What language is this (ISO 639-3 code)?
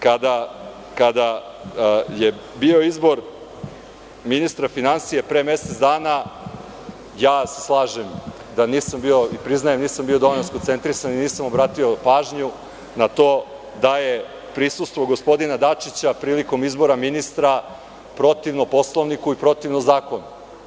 srp